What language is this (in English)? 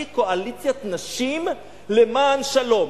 Hebrew